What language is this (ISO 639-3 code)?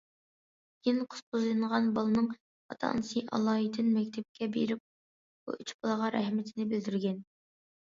uig